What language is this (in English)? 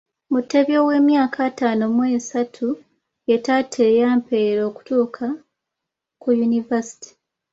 Ganda